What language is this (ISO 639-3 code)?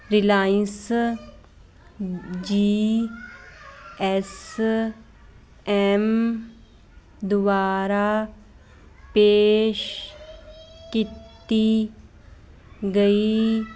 pan